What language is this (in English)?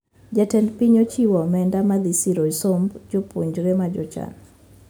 Luo (Kenya and Tanzania)